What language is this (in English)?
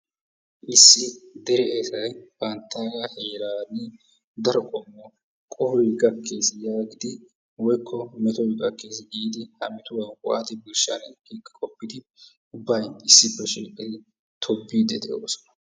Wolaytta